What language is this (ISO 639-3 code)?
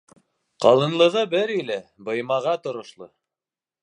bak